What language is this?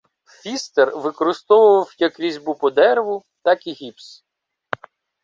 Ukrainian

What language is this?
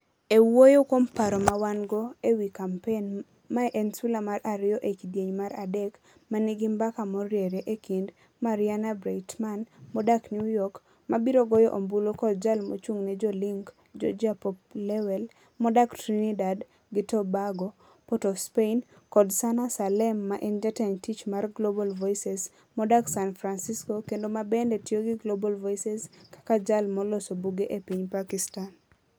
Luo (Kenya and Tanzania)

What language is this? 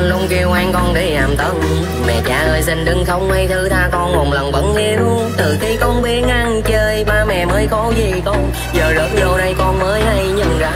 Vietnamese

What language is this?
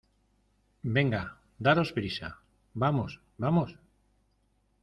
Spanish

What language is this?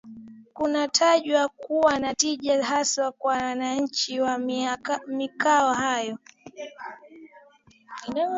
Swahili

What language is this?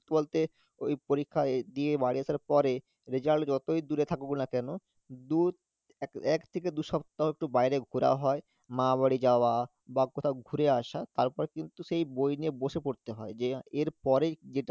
Bangla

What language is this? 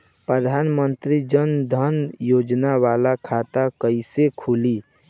Bhojpuri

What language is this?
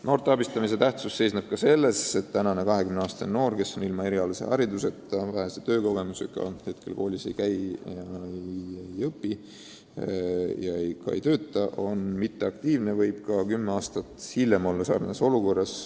Estonian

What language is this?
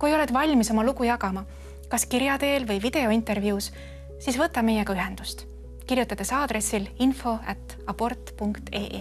Finnish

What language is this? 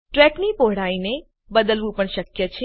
Gujarati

